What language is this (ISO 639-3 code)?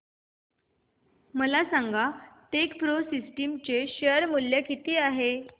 mar